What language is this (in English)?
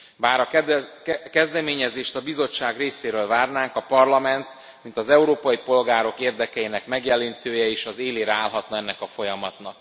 Hungarian